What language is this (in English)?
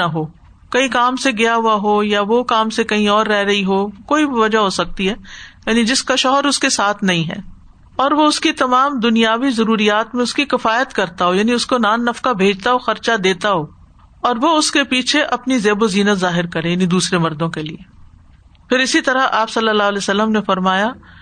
Urdu